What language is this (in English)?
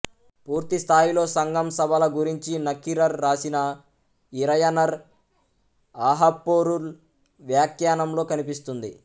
Telugu